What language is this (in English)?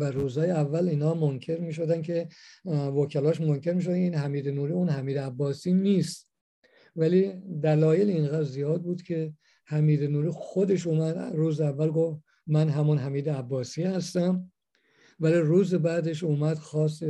Persian